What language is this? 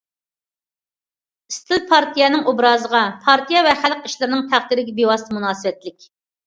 Uyghur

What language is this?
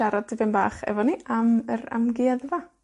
Welsh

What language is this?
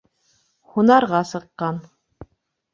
Bashkir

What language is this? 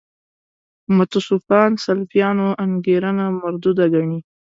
Pashto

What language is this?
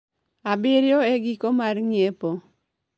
Luo (Kenya and Tanzania)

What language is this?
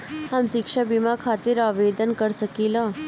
Bhojpuri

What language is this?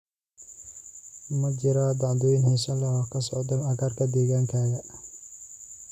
Somali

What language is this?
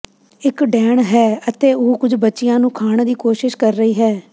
Punjabi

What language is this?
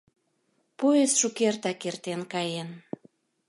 Mari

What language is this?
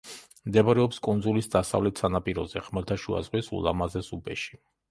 Georgian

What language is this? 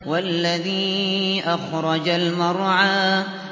Arabic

